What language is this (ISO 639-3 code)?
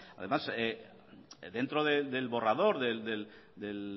spa